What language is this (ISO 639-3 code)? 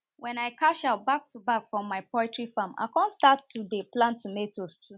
pcm